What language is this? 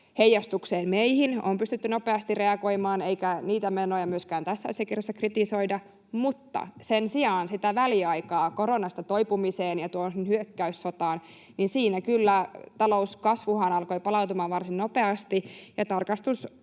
Finnish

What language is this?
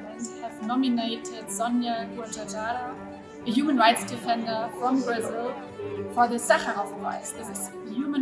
French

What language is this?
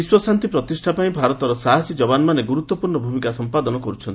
Odia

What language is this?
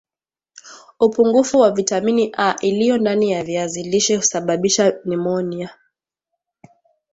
Swahili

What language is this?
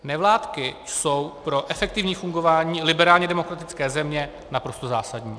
Czech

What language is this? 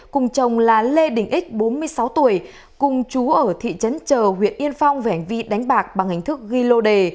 Vietnamese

